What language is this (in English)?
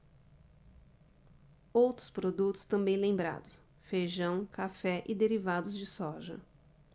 Portuguese